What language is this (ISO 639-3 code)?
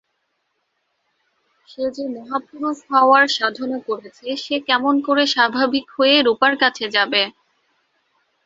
ben